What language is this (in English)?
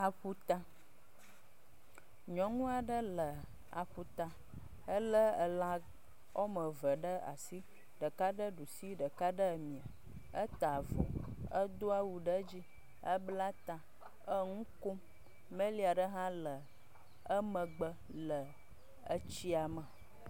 Ewe